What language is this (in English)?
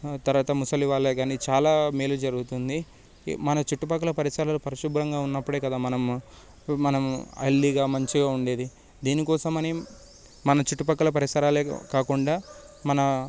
Telugu